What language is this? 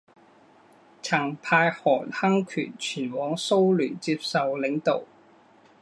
Chinese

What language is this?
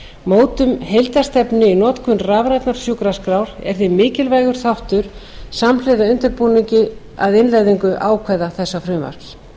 Icelandic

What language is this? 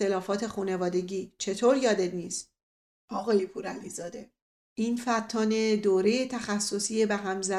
Persian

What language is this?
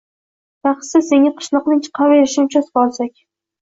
Uzbek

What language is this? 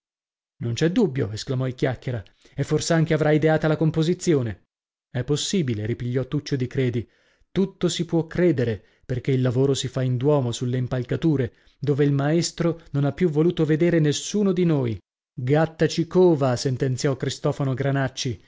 Italian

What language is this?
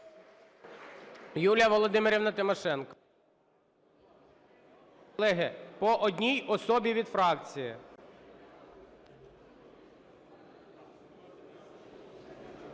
Ukrainian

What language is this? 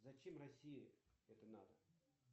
Russian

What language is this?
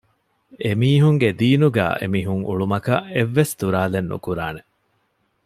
Divehi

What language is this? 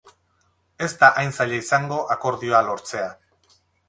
Basque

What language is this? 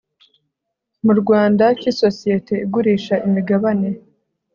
Kinyarwanda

